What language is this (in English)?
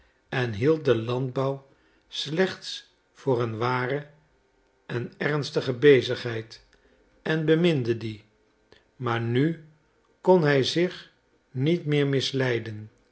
Dutch